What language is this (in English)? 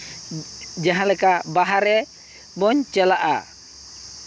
Santali